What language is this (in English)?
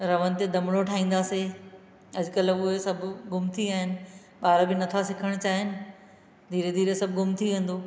Sindhi